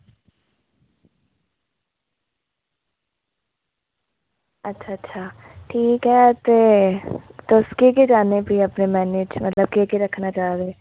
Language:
Dogri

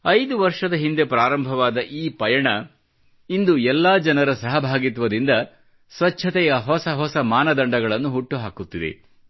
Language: Kannada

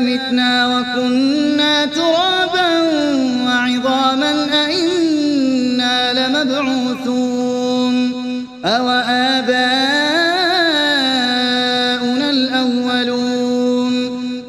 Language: Arabic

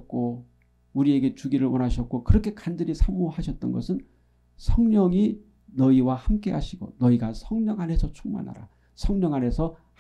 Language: Korean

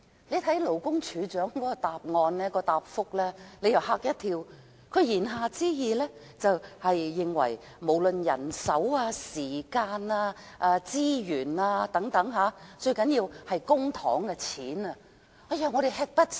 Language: Cantonese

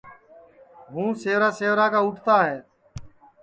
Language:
Sansi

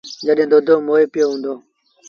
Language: Sindhi Bhil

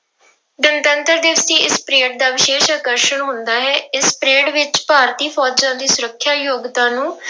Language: Punjabi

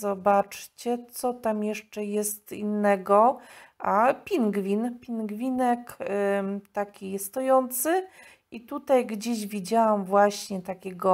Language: Polish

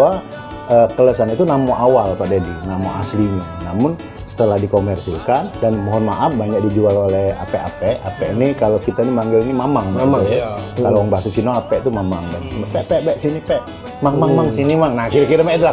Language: Indonesian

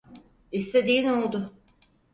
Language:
Turkish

